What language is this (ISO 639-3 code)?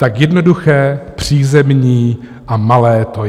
ces